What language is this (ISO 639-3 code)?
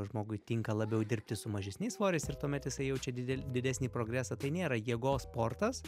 lit